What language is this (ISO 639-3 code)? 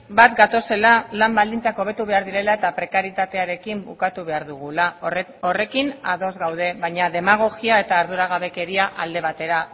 eus